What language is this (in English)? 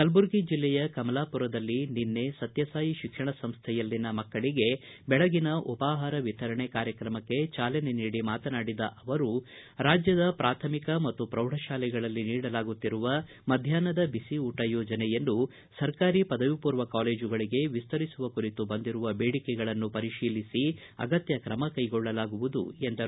Kannada